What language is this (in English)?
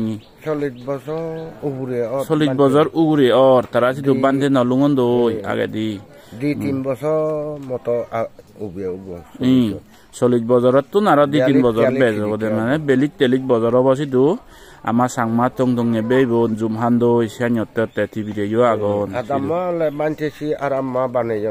Vietnamese